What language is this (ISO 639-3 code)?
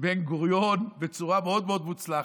heb